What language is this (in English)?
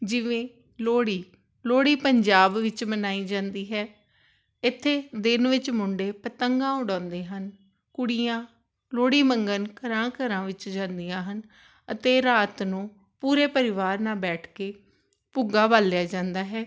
Punjabi